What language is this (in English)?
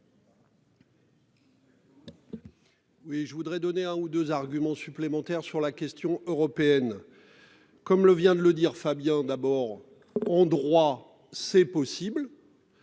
French